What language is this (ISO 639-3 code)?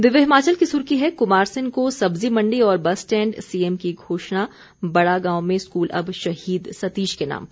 hin